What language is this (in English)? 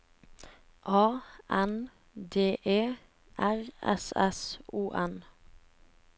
Norwegian